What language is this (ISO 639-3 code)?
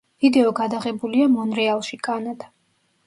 kat